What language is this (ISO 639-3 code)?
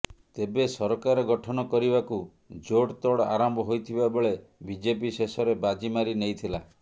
ori